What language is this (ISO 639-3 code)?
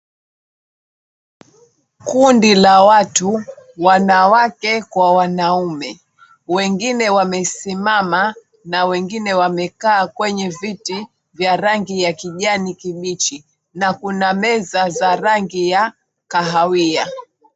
swa